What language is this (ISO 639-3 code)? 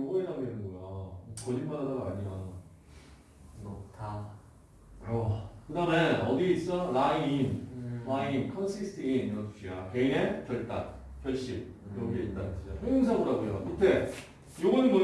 kor